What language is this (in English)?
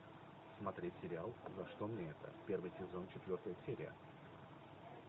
Russian